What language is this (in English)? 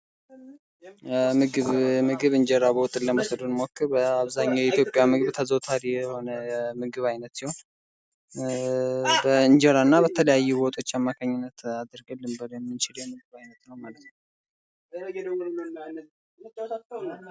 Amharic